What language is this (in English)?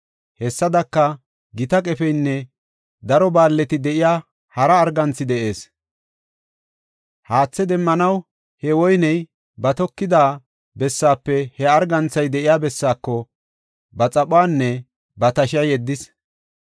Gofa